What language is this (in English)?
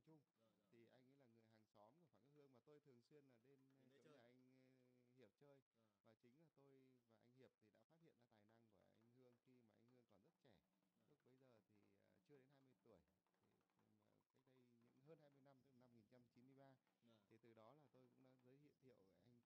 Vietnamese